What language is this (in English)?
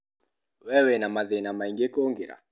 Kikuyu